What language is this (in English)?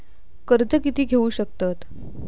Marathi